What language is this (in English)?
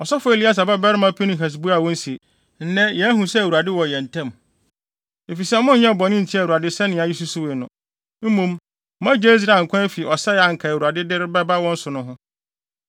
Akan